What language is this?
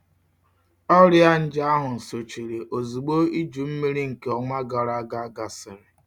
Igbo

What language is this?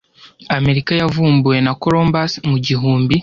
Kinyarwanda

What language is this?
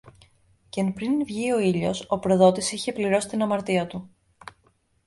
Greek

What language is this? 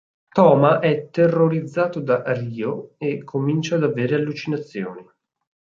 Italian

